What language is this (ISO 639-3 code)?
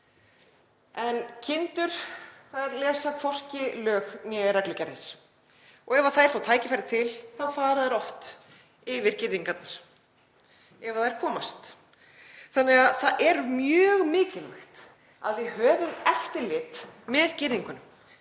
isl